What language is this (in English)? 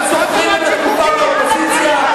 Hebrew